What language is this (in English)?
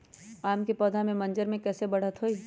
Magahi